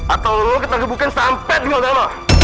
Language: Indonesian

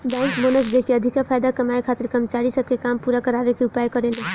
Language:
Bhojpuri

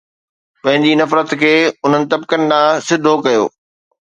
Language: Sindhi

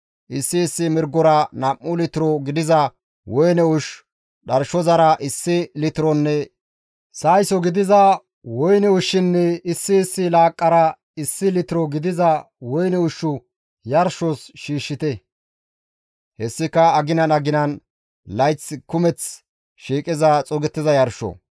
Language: Gamo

